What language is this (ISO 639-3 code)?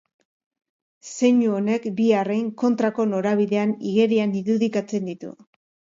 eus